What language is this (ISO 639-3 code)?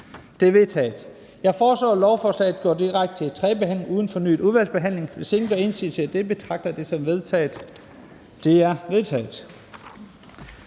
dan